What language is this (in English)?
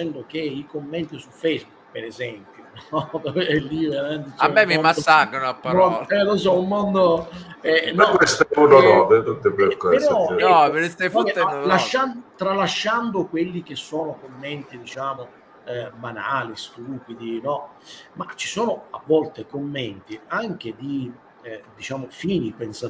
Italian